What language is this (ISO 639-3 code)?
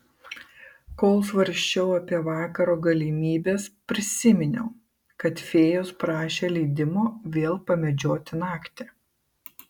lit